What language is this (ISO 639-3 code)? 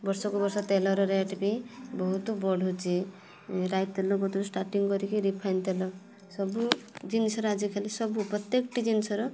ori